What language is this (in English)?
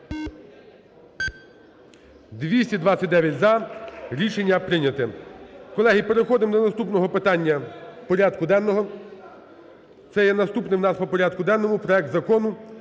Ukrainian